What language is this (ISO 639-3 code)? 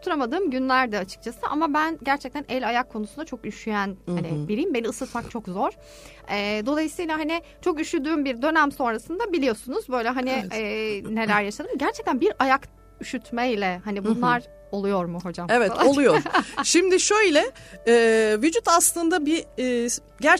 tur